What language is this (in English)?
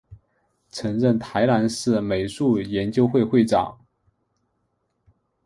Chinese